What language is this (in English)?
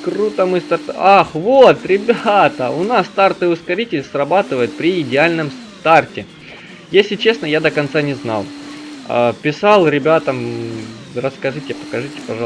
Russian